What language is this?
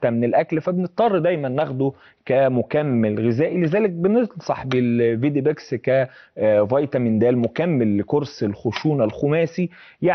Arabic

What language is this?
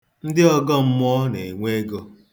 Igbo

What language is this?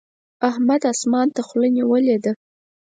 Pashto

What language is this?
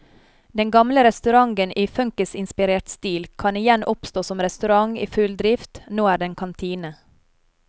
Norwegian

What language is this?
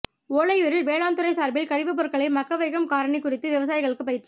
Tamil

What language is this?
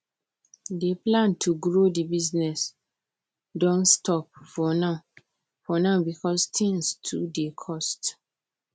Nigerian Pidgin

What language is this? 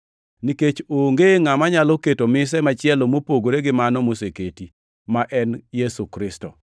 Luo (Kenya and Tanzania)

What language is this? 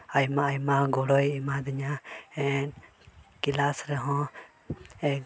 Santali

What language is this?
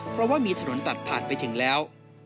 Thai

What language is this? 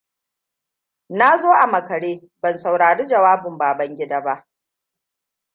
Hausa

